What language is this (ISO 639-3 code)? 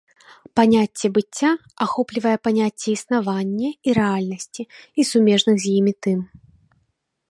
bel